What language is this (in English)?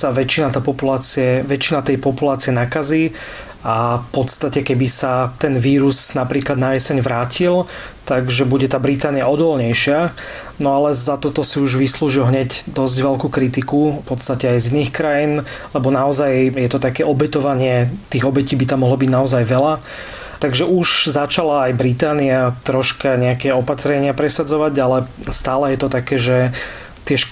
Slovak